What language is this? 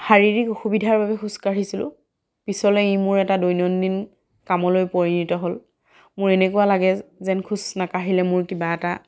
Assamese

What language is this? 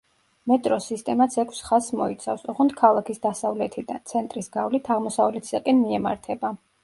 Georgian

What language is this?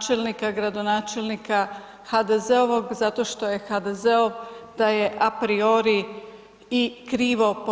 Croatian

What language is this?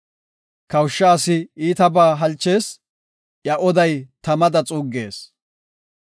Gofa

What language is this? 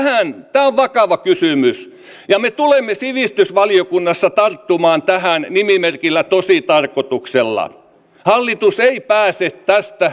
Finnish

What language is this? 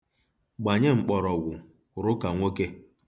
Igbo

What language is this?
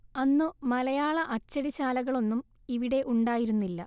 Malayalam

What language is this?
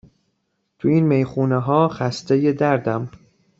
Persian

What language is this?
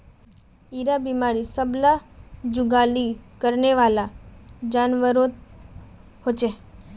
Magahi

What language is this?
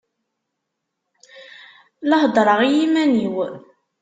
Kabyle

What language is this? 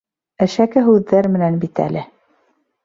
Bashkir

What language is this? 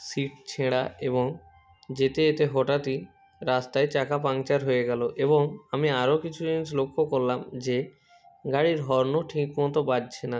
Bangla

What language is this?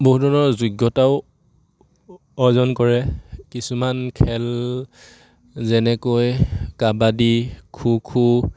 Assamese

